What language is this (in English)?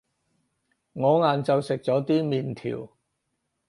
Cantonese